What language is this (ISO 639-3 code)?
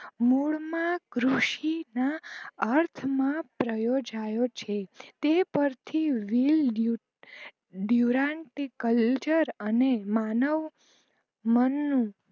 guj